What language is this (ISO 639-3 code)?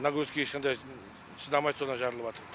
kaz